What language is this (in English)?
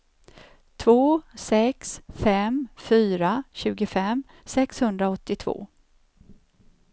Swedish